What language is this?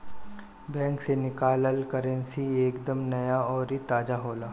Bhojpuri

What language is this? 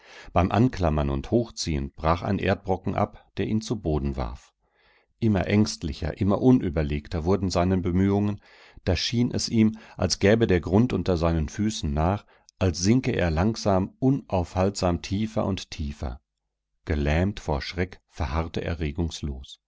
German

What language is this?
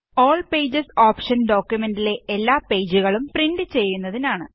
Malayalam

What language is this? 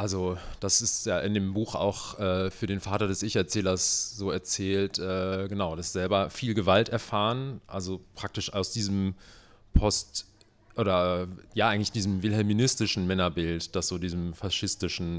German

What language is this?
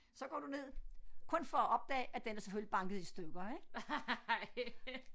Danish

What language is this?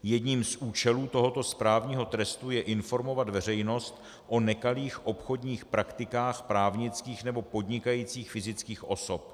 Czech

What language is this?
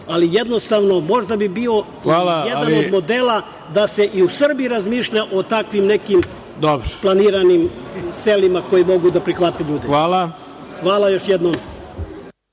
Serbian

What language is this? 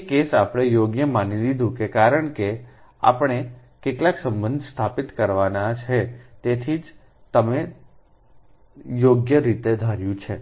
Gujarati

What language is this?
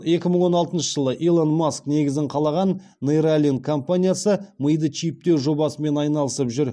Kazakh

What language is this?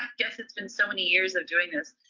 English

